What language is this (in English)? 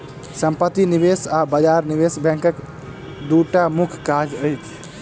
Maithili